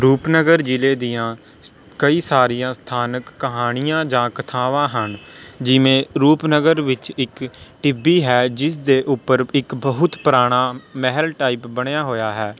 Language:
Punjabi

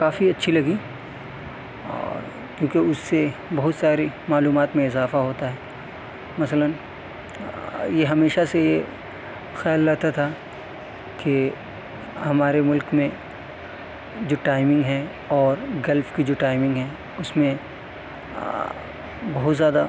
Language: Urdu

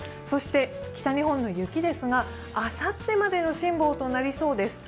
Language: Japanese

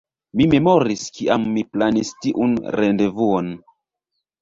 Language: Esperanto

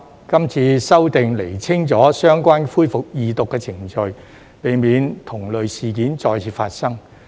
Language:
Cantonese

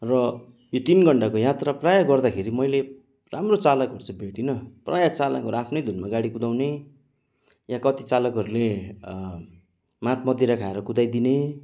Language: Nepali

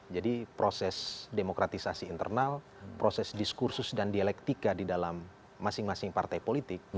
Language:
Indonesian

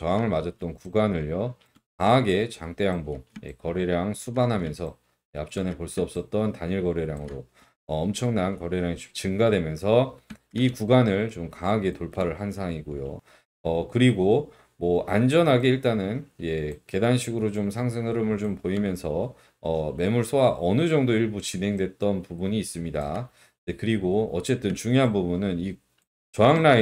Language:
Korean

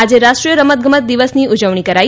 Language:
Gujarati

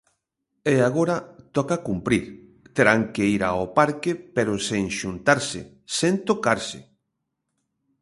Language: Galician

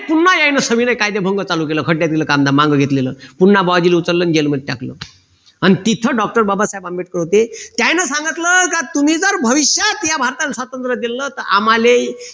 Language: Marathi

